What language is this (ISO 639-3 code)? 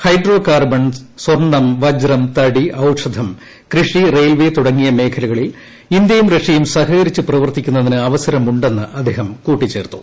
mal